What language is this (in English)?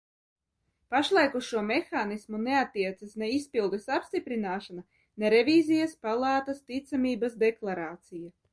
Latvian